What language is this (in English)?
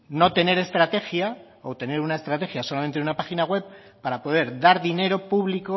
Spanish